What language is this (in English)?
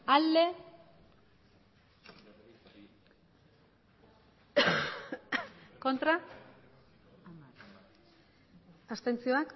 Basque